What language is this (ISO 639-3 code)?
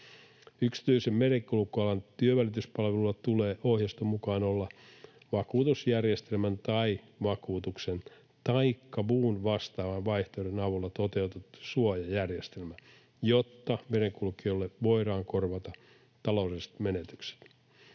fin